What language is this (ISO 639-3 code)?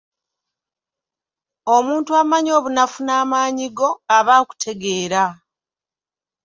lug